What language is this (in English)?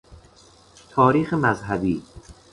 Persian